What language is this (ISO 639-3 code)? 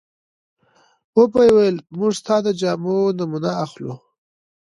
pus